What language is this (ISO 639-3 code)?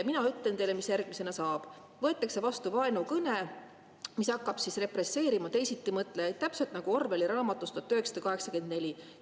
est